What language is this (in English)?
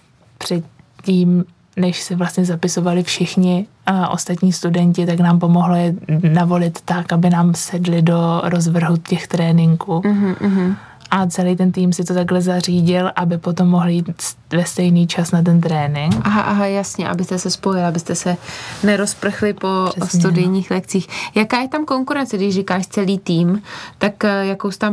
Czech